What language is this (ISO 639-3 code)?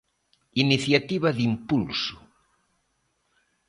glg